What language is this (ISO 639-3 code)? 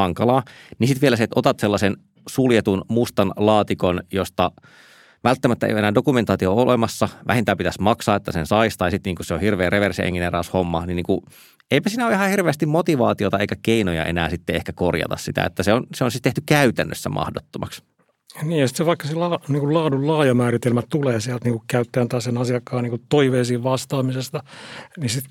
fin